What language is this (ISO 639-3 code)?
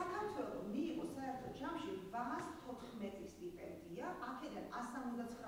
bul